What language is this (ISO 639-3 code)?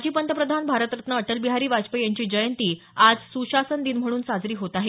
mar